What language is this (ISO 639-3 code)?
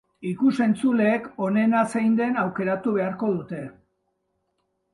eus